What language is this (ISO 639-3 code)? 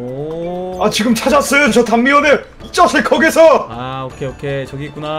kor